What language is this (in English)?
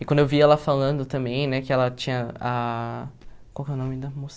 Portuguese